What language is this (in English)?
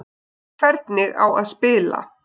Icelandic